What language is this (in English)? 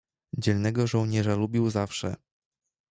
Polish